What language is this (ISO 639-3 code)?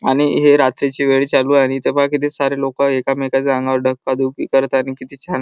mar